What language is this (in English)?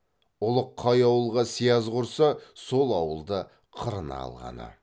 Kazakh